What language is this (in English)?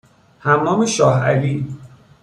Persian